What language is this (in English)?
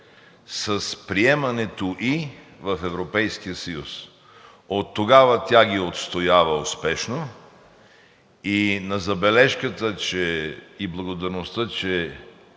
Bulgarian